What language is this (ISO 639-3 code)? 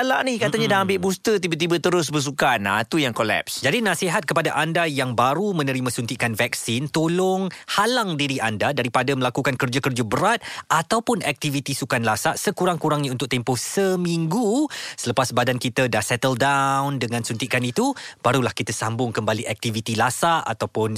msa